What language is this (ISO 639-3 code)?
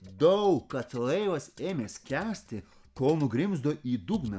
lit